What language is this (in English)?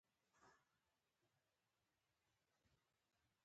Pashto